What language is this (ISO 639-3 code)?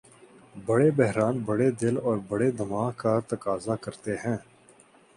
urd